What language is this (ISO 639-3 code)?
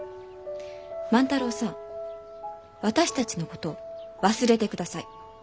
jpn